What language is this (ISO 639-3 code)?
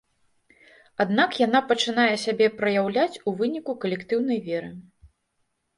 bel